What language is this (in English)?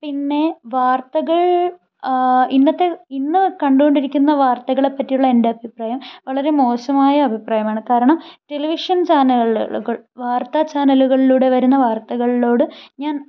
Malayalam